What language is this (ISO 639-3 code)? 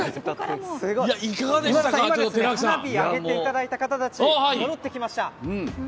jpn